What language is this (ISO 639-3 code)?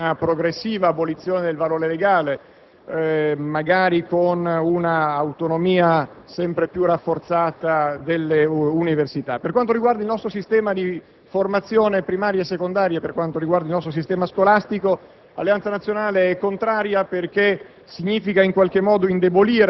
ita